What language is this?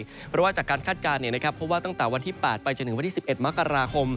Thai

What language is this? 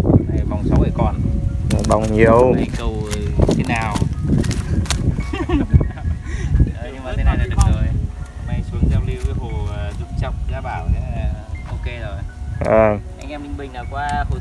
Vietnamese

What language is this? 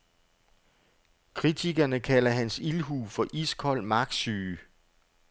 Danish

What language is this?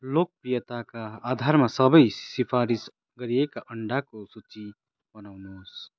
Nepali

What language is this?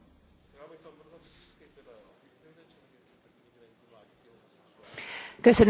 Hungarian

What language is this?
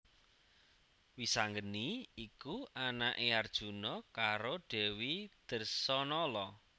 Javanese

